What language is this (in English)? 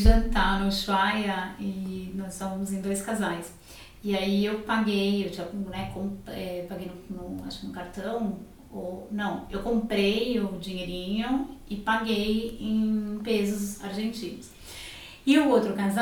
Portuguese